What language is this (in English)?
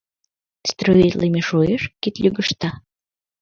Mari